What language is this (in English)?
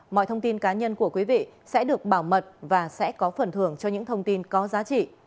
Vietnamese